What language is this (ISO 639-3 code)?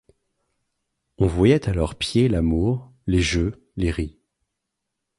fra